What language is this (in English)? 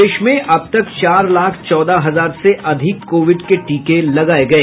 Hindi